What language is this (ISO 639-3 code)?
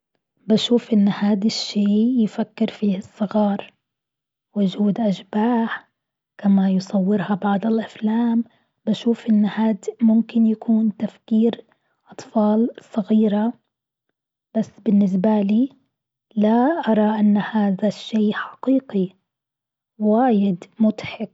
afb